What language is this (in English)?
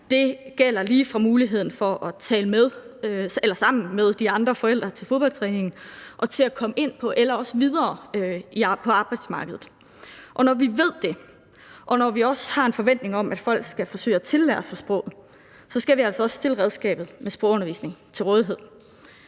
Danish